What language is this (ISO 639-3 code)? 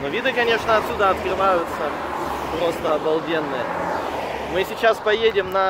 rus